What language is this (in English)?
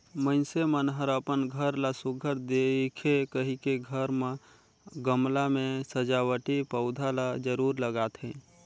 Chhattisgarhi